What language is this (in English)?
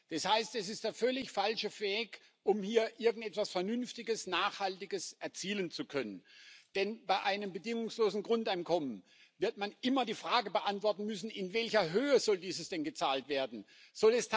German